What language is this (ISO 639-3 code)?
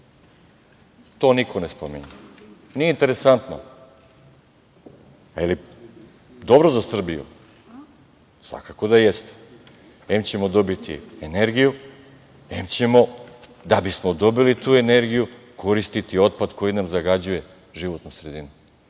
srp